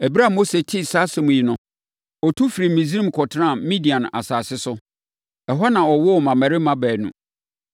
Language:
Akan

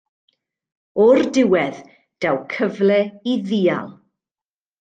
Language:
Welsh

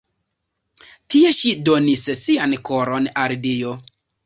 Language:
Esperanto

